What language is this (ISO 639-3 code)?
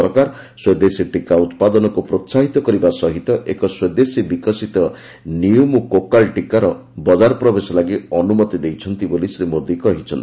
ori